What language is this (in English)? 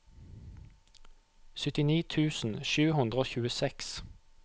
Norwegian